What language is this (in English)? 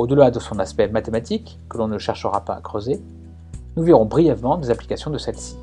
French